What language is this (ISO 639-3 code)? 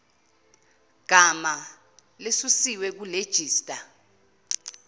zul